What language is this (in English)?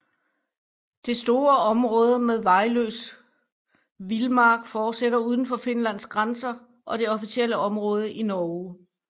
Danish